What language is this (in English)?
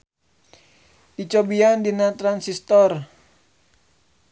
Sundanese